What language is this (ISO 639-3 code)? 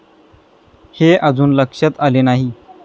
mar